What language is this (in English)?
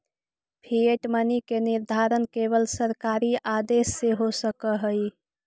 Magahi